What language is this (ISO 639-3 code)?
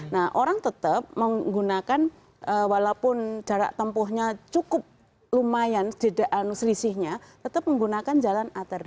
ind